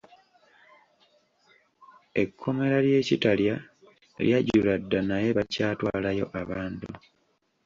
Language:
Ganda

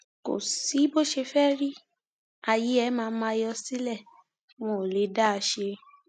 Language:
Yoruba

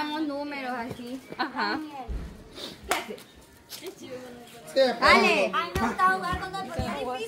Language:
Spanish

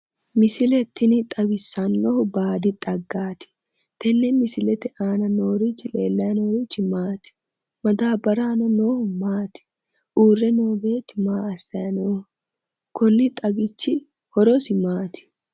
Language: Sidamo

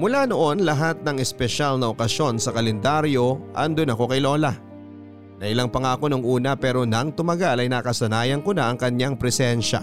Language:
Filipino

